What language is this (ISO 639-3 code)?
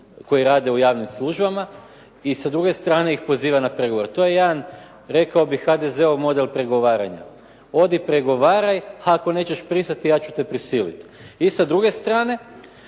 hrv